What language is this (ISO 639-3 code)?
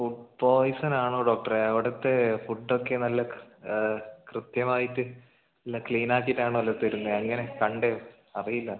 mal